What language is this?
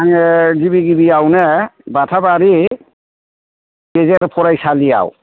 Bodo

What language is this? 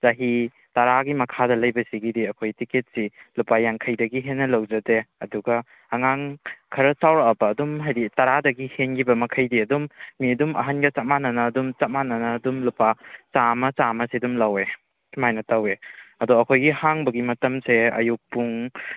Manipuri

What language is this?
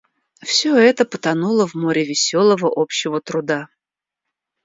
Russian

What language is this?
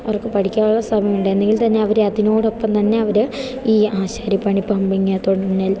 Malayalam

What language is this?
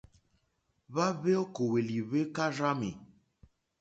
Mokpwe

